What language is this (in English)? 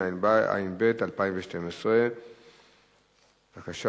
Hebrew